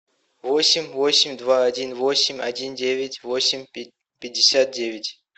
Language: Russian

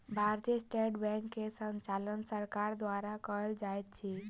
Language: Maithili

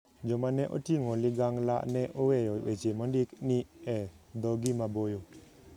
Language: Luo (Kenya and Tanzania)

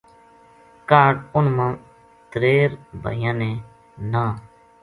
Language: Gujari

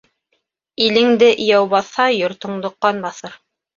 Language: Bashkir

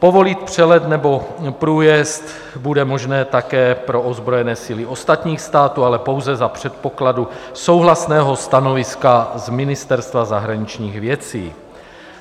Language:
Czech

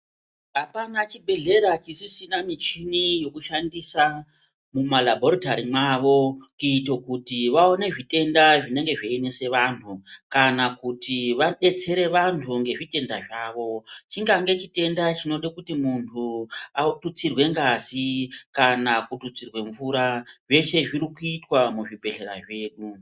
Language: Ndau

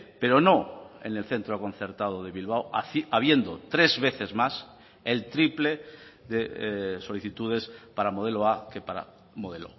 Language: Spanish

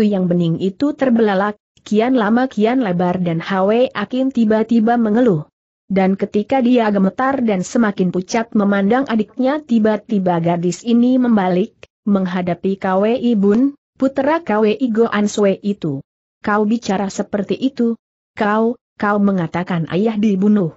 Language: Indonesian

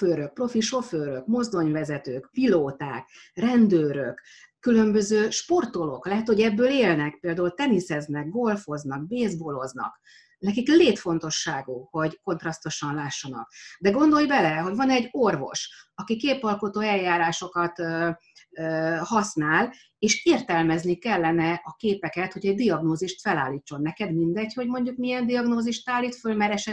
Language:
Hungarian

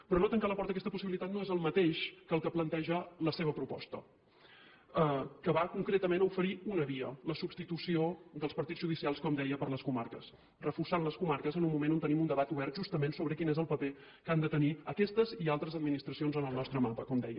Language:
Catalan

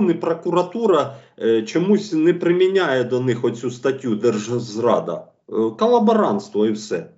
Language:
Ukrainian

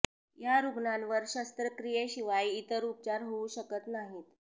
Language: Marathi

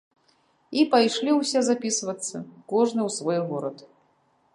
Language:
Belarusian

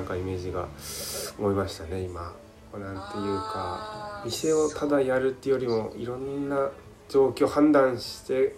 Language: Japanese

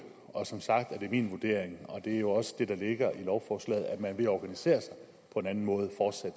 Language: Danish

